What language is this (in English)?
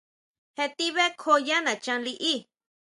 Huautla Mazatec